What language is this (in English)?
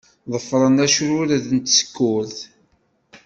Kabyle